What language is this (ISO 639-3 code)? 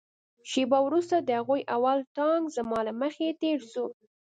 pus